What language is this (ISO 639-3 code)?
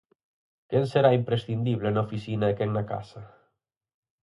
glg